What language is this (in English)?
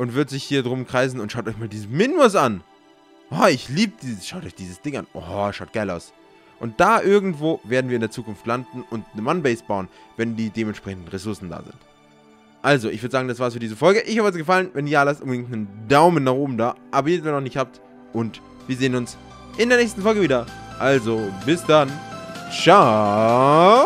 German